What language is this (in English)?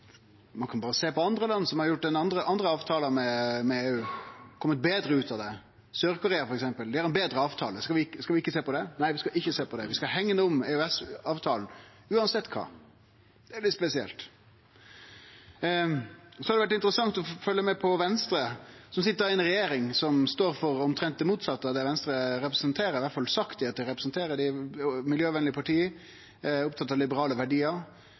Norwegian Nynorsk